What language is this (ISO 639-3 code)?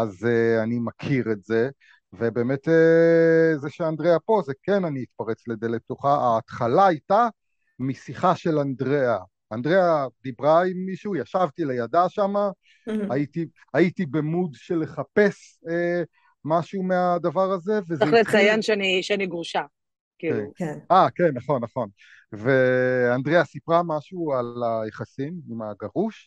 heb